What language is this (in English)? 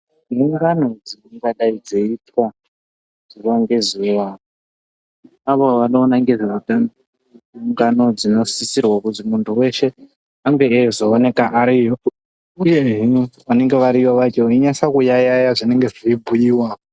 Ndau